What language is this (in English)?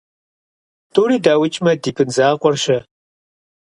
Kabardian